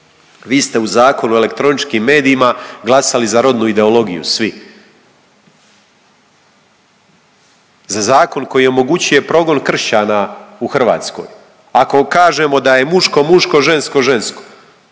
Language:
Croatian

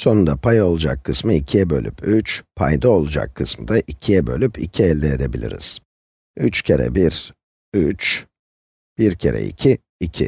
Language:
Turkish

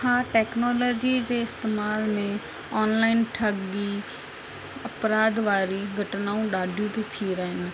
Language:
Sindhi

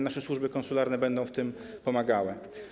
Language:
Polish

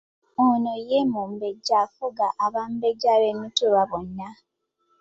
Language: Ganda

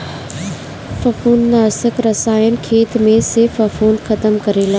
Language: Bhojpuri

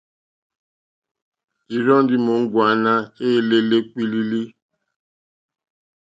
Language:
Mokpwe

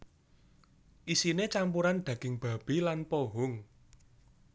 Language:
Javanese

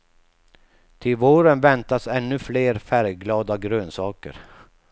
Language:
Swedish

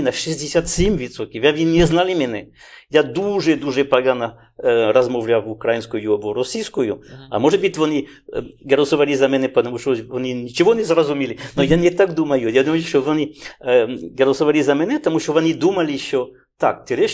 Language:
Ukrainian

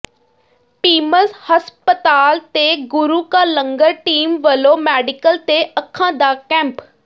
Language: Punjabi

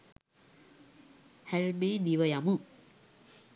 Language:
Sinhala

